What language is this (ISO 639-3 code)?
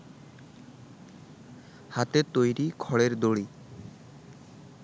ben